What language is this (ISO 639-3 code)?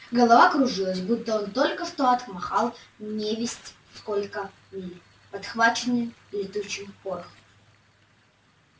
rus